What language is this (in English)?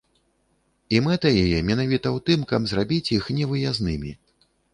Belarusian